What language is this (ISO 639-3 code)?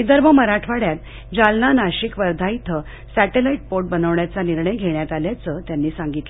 mar